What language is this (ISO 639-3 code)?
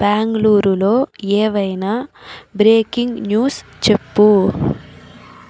tel